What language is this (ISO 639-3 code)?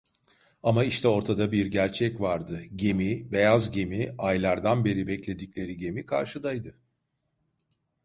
tur